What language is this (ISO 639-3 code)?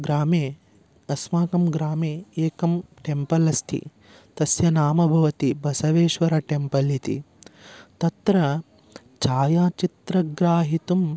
san